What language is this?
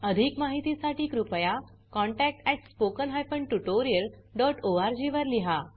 Marathi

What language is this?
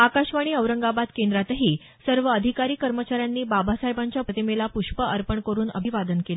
Marathi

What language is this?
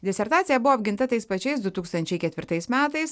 Lithuanian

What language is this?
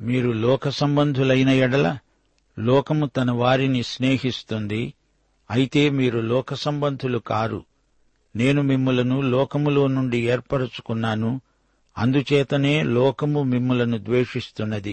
Telugu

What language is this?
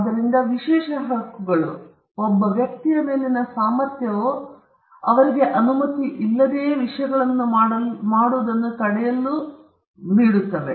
Kannada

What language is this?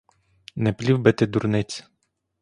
Ukrainian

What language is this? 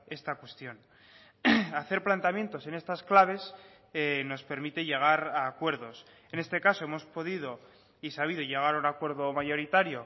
Spanish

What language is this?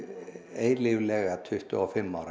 Icelandic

